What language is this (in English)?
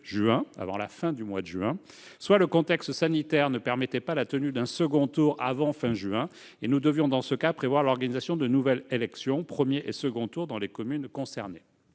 French